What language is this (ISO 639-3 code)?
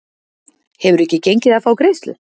isl